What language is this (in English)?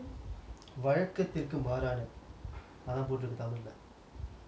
English